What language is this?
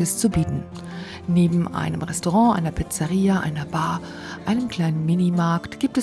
German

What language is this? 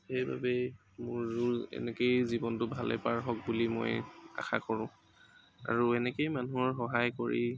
Assamese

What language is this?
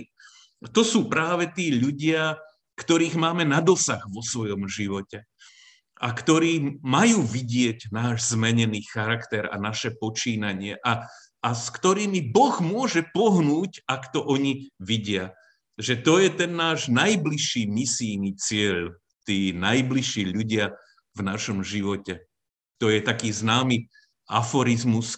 Slovak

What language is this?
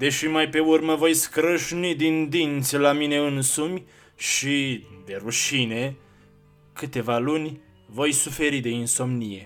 Romanian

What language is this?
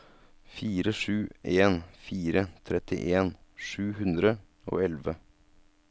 Norwegian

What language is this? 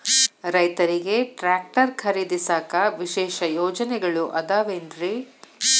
Kannada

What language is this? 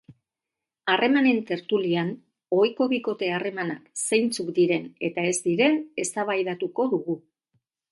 Basque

